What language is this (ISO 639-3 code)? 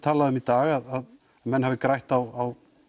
isl